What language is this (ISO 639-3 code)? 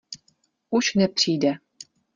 ces